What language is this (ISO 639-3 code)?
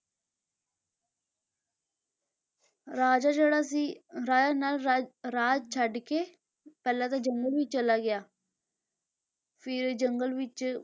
pan